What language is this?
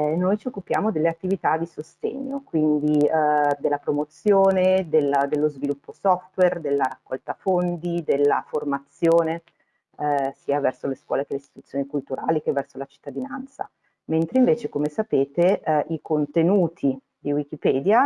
Italian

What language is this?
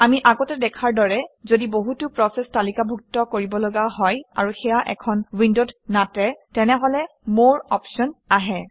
Assamese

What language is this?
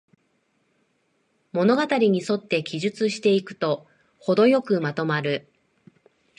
Japanese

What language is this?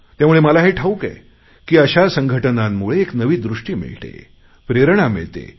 Marathi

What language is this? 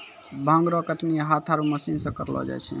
Maithili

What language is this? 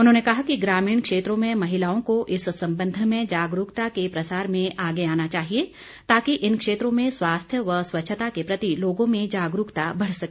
Hindi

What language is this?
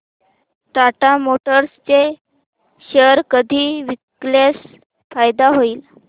Marathi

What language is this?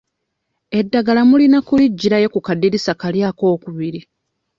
Ganda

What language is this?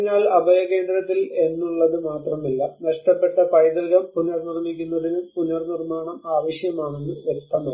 Malayalam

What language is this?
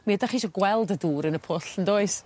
Welsh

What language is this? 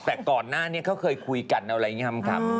Thai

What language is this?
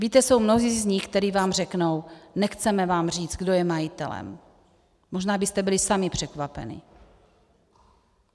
Czech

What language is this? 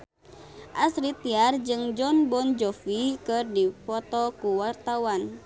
Sundanese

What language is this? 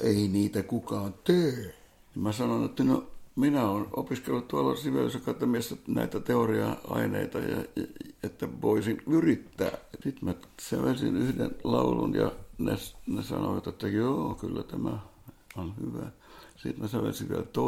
Finnish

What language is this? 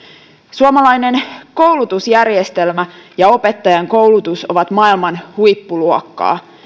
Finnish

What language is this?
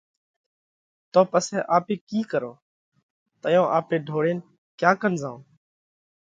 Parkari Koli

